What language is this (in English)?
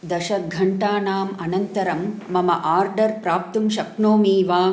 Sanskrit